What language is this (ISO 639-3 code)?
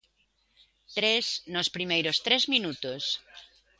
glg